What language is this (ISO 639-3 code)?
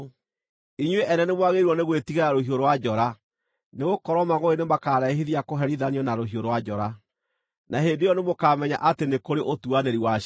kik